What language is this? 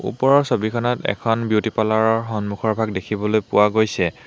Assamese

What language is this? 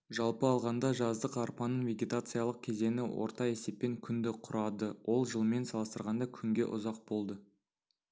Kazakh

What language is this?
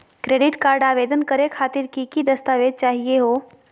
Magahi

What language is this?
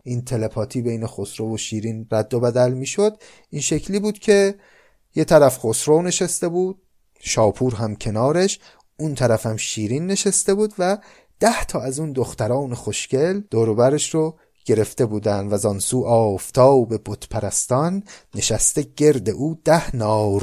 Persian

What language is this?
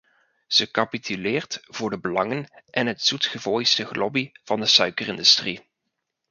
Dutch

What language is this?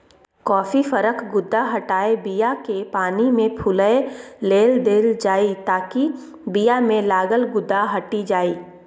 Maithili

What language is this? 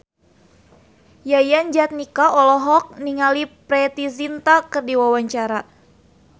Sundanese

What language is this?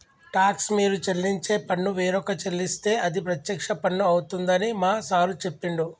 Telugu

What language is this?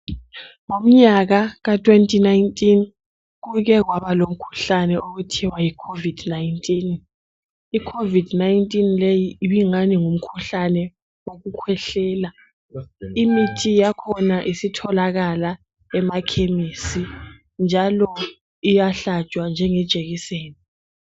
North Ndebele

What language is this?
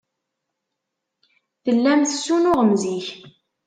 Kabyle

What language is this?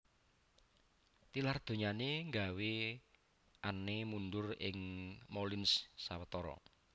Javanese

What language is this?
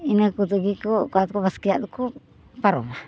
Santali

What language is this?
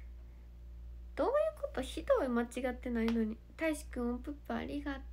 Japanese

